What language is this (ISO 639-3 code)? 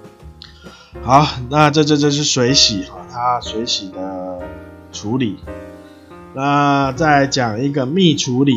zho